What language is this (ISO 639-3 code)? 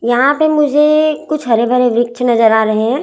hin